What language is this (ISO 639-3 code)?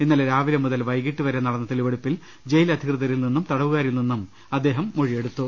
mal